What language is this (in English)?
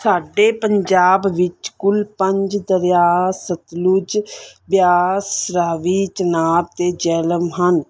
Punjabi